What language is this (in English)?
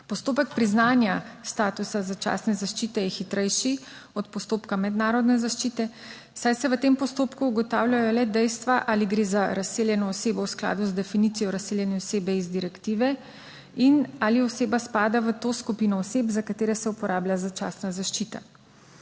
Slovenian